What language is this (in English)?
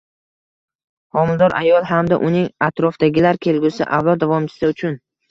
Uzbek